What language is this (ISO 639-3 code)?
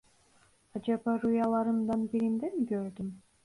tur